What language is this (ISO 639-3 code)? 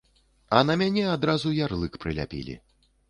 bel